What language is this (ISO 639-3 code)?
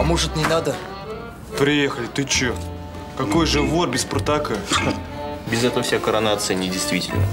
rus